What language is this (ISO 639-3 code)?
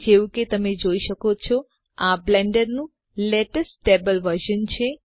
guj